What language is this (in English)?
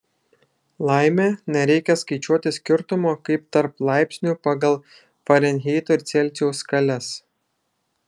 Lithuanian